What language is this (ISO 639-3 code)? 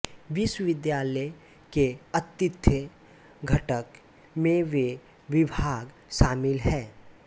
hin